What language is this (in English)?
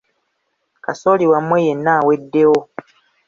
Ganda